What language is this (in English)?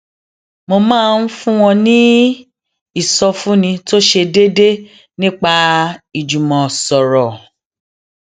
Yoruba